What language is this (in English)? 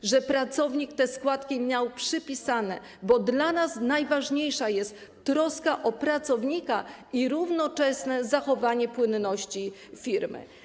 Polish